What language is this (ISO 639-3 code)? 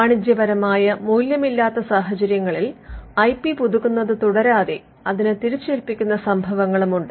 mal